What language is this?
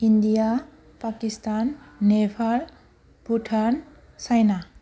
Bodo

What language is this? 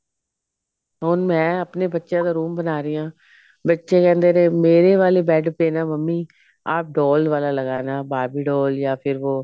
Punjabi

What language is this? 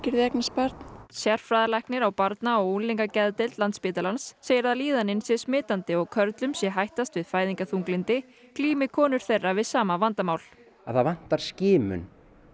Icelandic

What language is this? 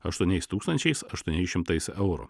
Lithuanian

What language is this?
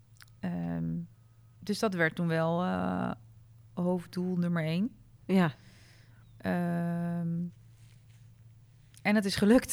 Dutch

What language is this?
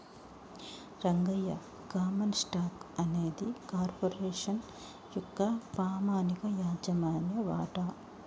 Telugu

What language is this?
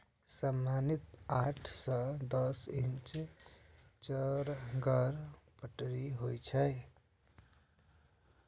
Maithili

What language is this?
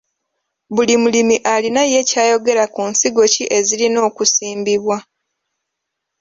Ganda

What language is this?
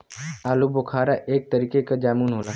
Bhojpuri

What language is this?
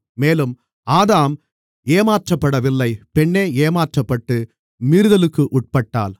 Tamil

